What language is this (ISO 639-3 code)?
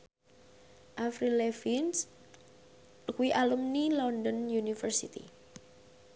jav